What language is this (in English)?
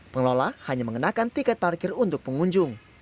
Indonesian